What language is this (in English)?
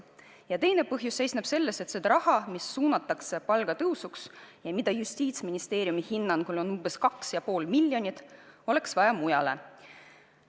Estonian